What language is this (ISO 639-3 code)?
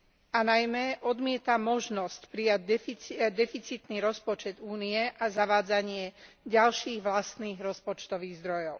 slk